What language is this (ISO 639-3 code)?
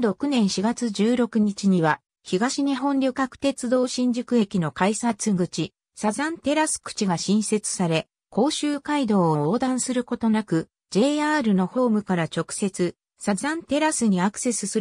jpn